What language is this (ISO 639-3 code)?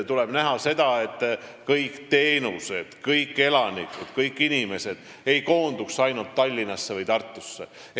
est